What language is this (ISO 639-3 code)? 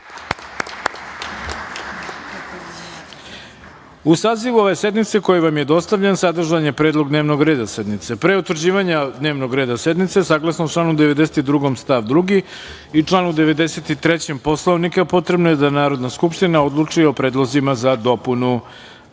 srp